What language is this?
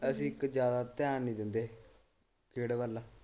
Punjabi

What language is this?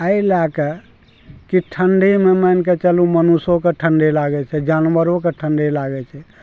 Maithili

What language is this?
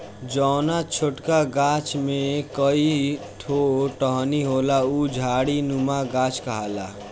Bhojpuri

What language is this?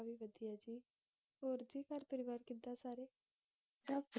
Punjabi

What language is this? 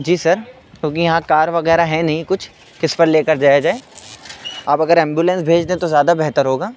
Urdu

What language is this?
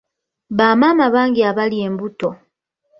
Ganda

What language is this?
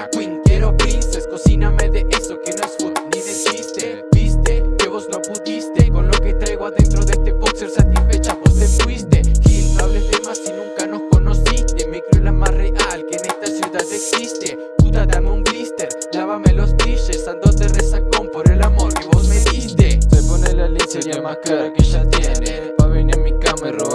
Italian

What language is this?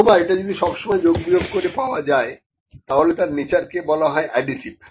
Bangla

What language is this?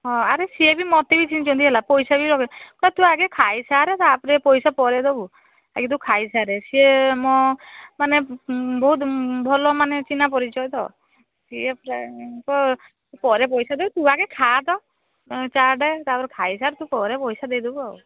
Odia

